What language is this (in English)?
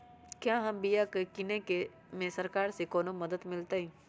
Magahi